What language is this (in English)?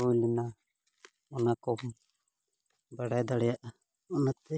Santali